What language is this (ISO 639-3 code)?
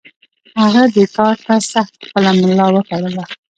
pus